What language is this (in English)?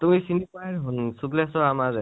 Assamese